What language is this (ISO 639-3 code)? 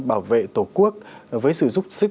vie